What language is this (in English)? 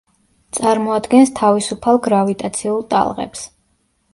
Georgian